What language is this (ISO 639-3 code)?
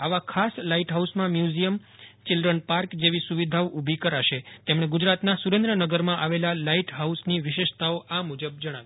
guj